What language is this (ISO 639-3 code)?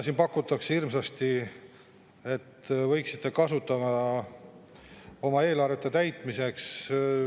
est